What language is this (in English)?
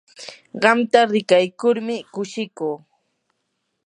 Yanahuanca Pasco Quechua